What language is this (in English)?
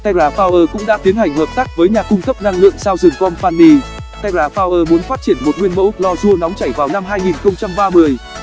Vietnamese